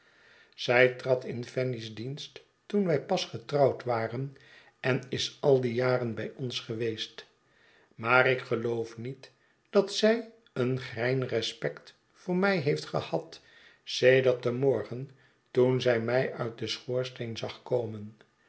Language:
Dutch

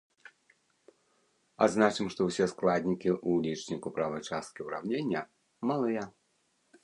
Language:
Belarusian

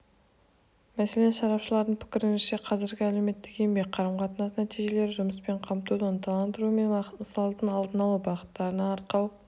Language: Kazakh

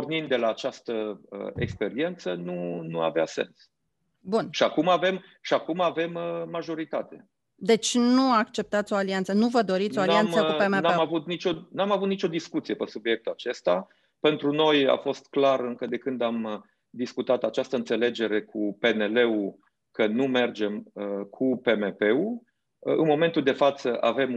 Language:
Romanian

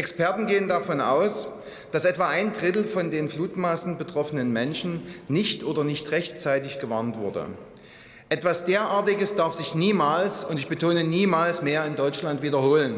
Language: German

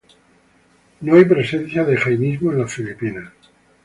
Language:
Spanish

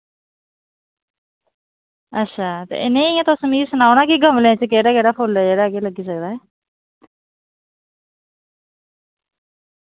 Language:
Dogri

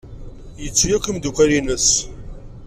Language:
Kabyle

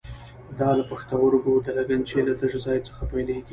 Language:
Pashto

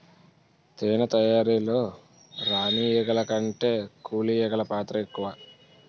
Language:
Telugu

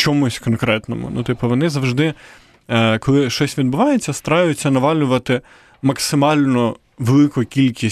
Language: Ukrainian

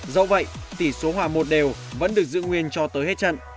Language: Vietnamese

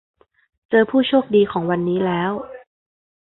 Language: Thai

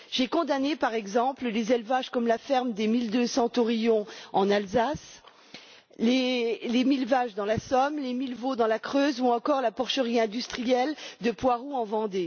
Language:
French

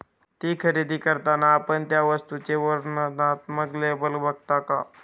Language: Marathi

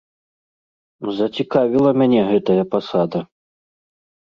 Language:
Belarusian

